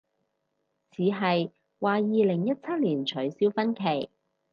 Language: Cantonese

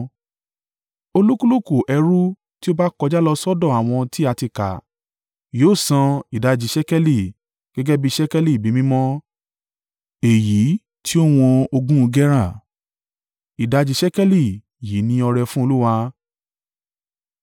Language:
Yoruba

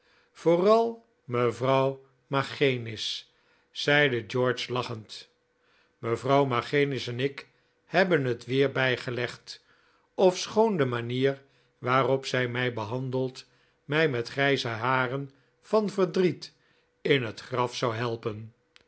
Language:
Dutch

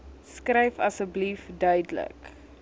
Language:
Afrikaans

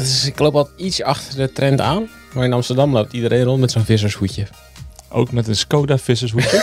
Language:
Dutch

